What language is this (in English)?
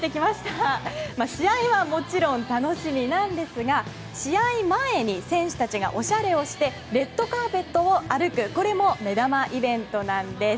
Japanese